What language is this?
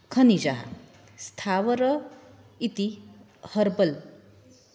Sanskrit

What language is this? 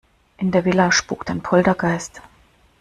German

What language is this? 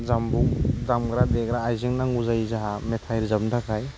Bodo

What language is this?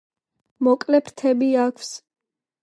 Georgian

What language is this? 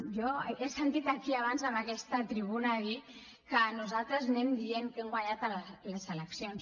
Catalan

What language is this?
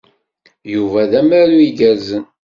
Kabyle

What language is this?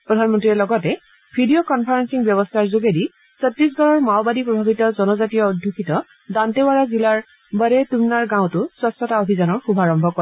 Assamese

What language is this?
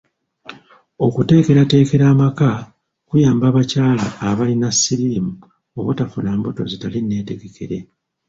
Ganda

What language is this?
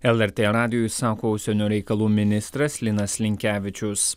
Lithuanian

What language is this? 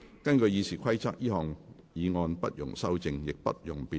Cantonese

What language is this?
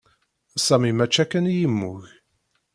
Kabyle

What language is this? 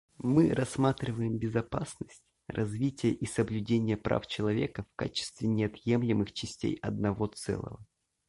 Russian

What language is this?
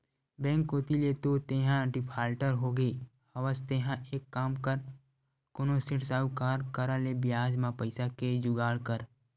Chhattisgarhi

